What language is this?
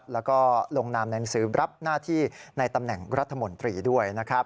Thai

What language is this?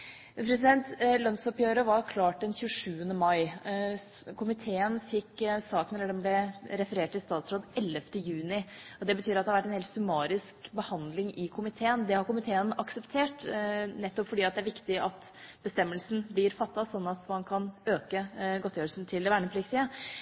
Norwegian Bokmål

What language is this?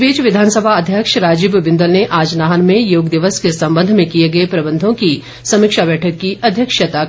Hindi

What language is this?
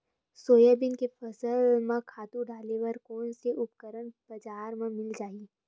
Chhattisgarhi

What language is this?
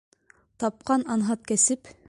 Bashkir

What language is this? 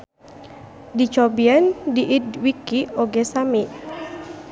Sundanese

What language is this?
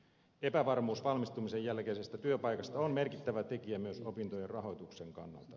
Finnish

